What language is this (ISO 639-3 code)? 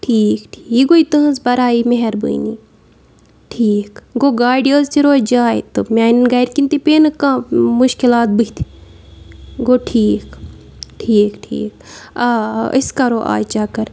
kas